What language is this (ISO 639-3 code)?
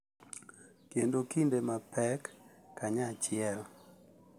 luo